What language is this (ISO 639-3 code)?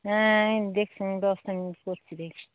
ben